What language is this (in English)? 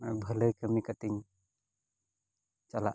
Santali